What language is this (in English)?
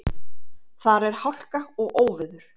Icelandic